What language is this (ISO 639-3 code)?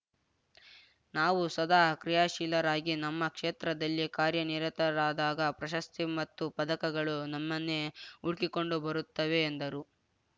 kan